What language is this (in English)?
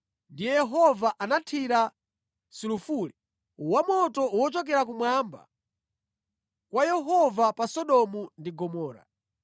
Nyanja